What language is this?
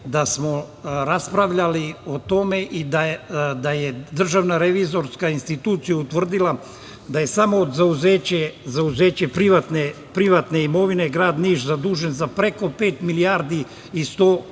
Serbian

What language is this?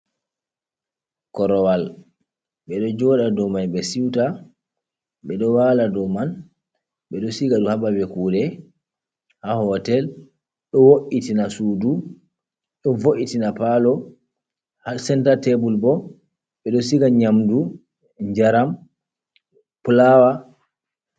Fula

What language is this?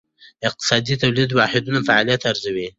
Pashto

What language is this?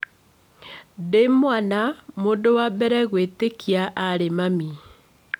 Kikuyu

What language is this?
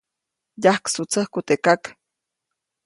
Copainalá Zoque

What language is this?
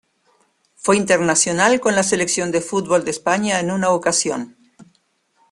Spanish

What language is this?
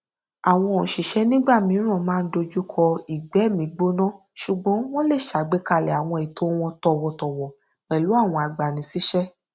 Yoruba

